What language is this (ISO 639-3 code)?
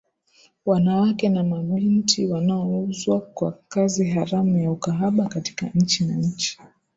swa